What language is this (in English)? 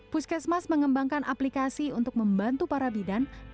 Indonesian